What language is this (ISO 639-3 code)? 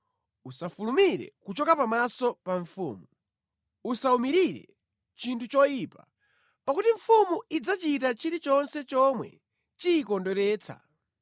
nya